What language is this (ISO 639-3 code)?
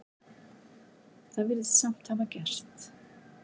isl